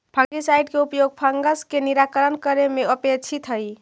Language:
Magahi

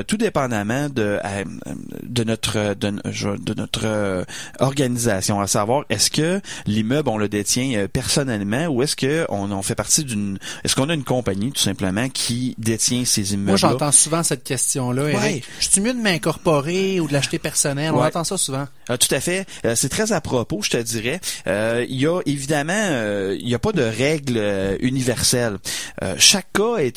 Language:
French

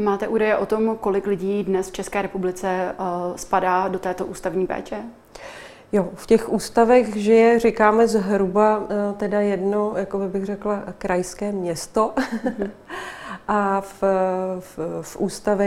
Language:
Czech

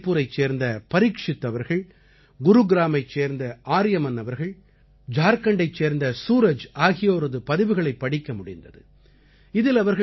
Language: Tamil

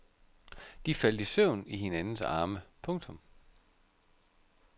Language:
Danish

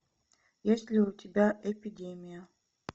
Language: Russian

